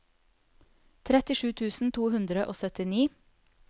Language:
Norwegian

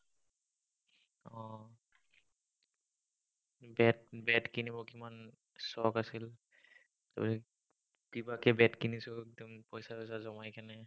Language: Assamese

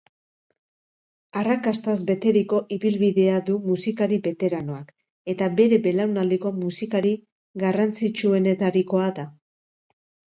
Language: Basque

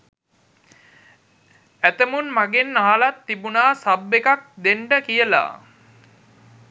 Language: Sinhala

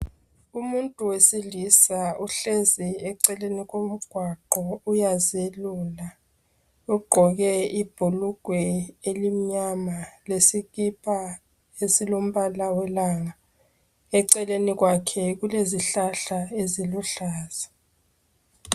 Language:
North Ndebele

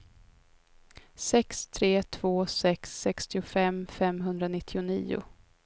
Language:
Swedish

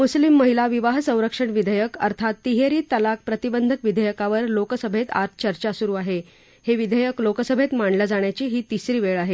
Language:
Marathi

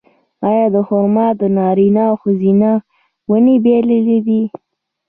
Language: Pashto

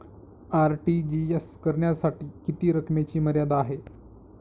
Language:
Marathi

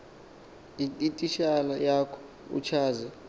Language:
Xhosa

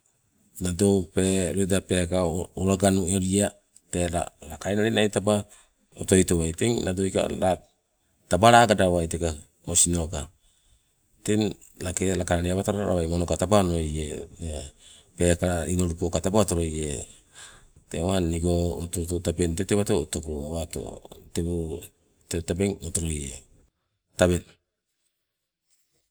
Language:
Sibe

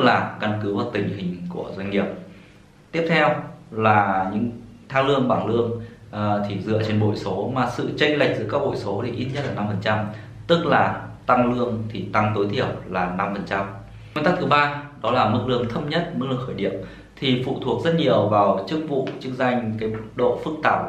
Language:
Vietnamese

